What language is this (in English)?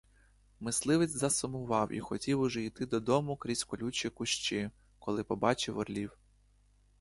Ukrainian